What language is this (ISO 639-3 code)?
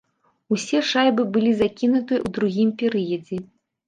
bel